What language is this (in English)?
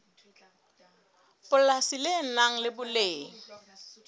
Southern Sotho